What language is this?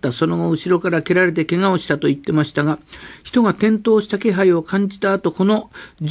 Japanese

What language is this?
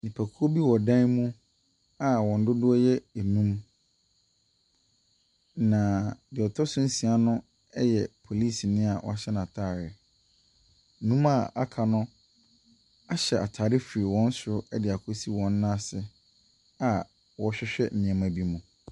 Akan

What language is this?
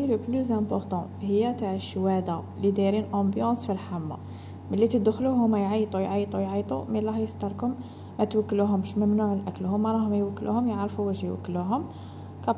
Arabic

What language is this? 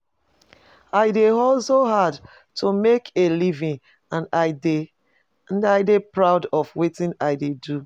Nigerian Pidgin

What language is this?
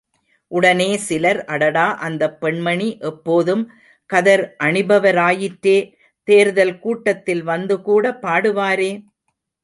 Tamil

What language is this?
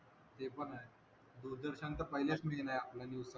Marathi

